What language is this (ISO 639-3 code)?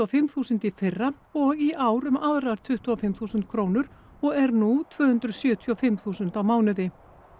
isl